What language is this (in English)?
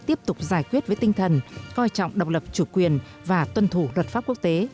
Vietnamese